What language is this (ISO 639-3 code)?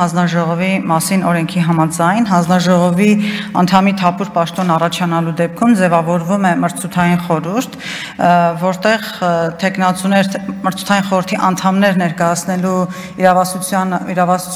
ron